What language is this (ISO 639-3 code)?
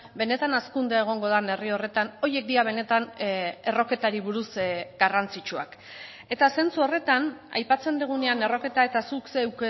eus